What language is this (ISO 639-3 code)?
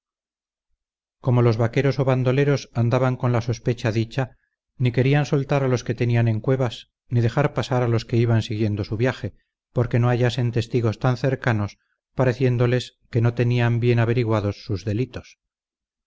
spa